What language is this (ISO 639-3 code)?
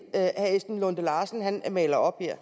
dan